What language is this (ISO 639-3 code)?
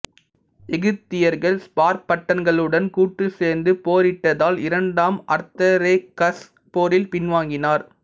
tam